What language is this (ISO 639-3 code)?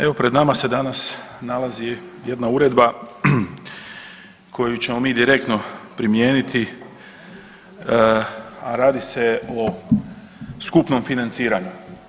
hrv